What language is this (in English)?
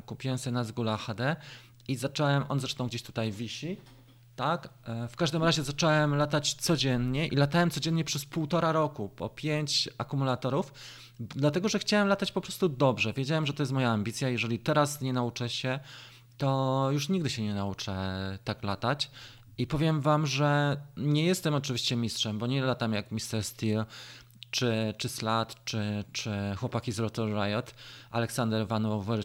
Polish